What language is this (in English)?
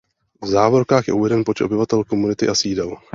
Czech